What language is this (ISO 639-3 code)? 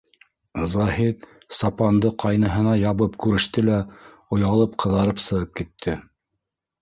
bak